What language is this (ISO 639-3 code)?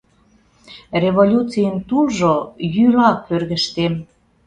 chm